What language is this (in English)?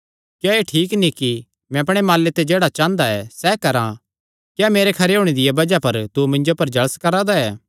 Kangri